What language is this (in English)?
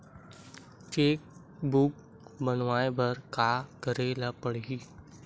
Chhattisgarhi